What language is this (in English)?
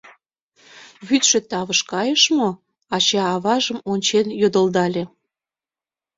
Mari